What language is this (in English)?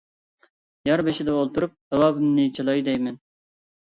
Uyghur